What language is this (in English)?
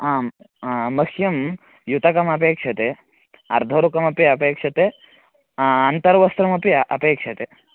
Sanskrit